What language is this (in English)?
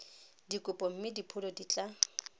Tswana